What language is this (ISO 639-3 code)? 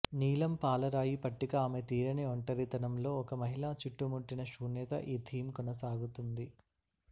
tel